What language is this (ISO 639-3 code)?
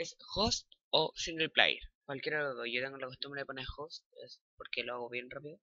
spa